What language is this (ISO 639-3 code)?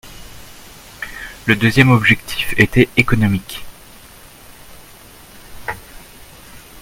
fra